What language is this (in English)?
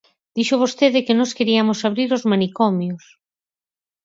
Galician